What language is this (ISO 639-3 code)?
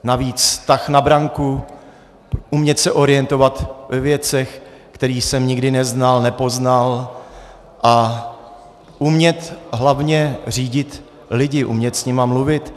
ces